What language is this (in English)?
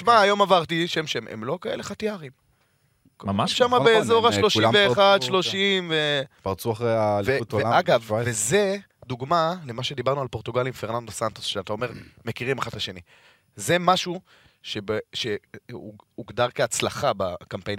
Hebrew